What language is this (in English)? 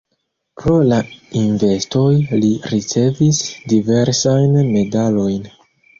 Esperanto